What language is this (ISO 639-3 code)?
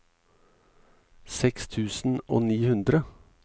nor